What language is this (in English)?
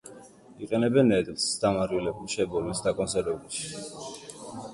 Georgian